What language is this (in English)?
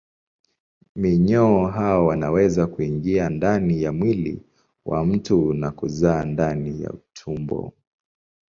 Swahili